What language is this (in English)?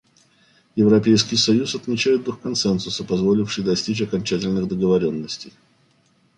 Russian